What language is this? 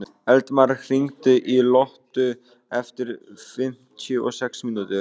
Icelandic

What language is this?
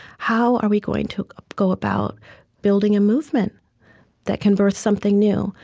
English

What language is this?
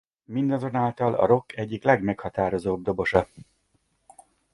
Hungarian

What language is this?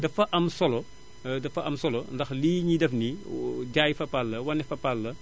Wolof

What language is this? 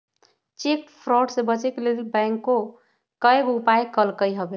Magahi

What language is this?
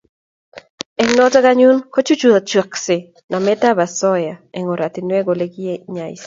Kalenjin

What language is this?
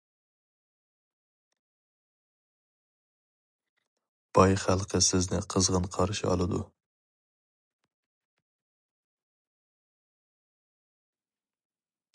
Uyghur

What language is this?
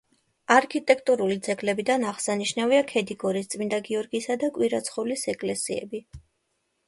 Georgian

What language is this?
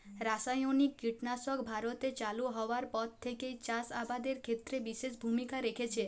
Bangla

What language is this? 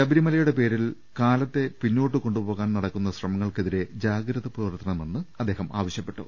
Malayalam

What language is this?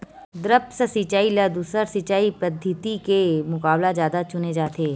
Chhattisgarhi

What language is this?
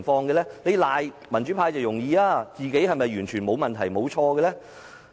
Cantonese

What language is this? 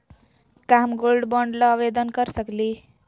Magahi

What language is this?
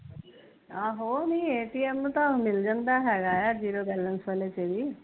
Punjabi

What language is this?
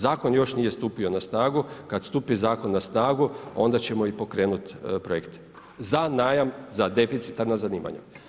Croatian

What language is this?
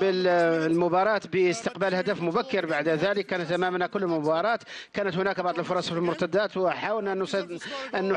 Arabic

